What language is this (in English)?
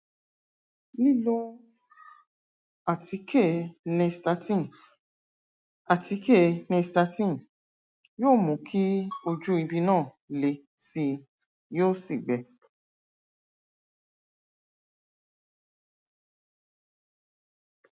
Yoruba